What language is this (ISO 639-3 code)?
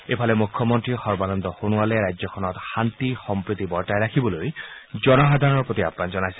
asm